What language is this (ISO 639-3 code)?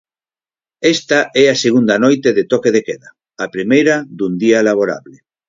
glg